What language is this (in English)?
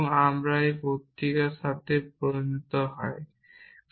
Bangla